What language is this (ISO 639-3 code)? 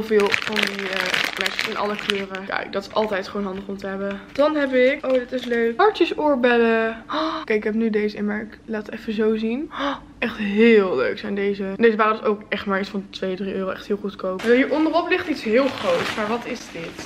nld